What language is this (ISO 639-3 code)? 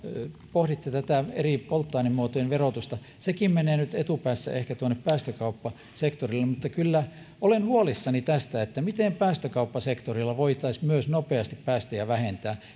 fin